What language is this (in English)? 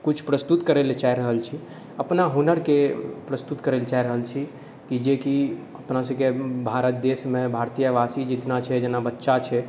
Maithili